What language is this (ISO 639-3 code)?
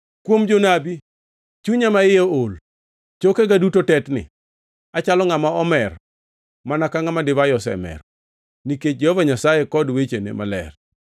luo